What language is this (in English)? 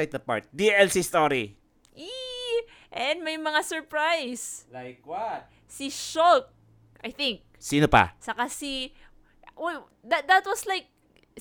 Filipino